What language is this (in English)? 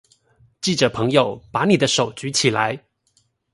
Chinese